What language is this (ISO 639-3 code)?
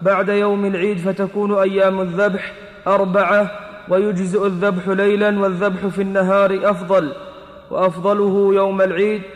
ara